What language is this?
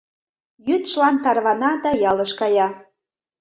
Mari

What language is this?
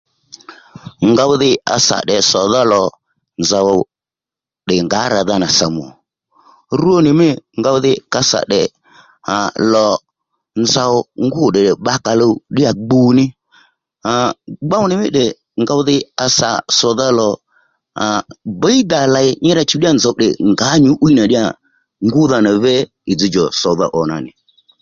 Lendu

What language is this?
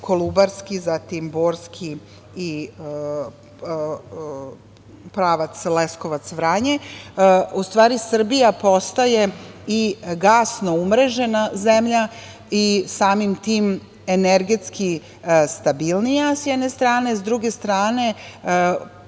Serbian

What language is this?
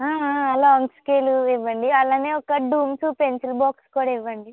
Telugu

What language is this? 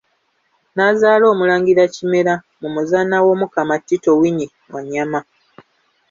Ganda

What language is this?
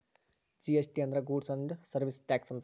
Kannada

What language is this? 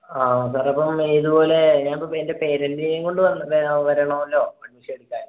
Malayalam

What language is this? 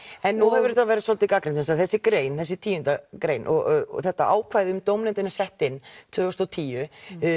Icelandic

